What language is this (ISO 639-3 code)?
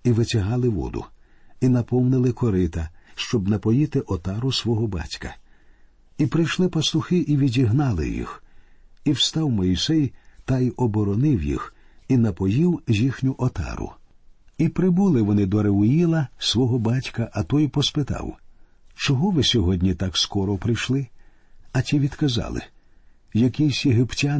ukr